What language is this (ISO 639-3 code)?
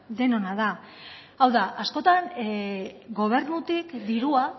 eus